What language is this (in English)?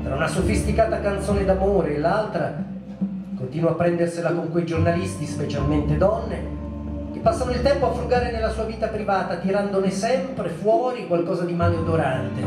Italian